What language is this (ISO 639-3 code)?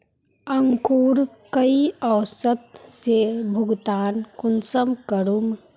mag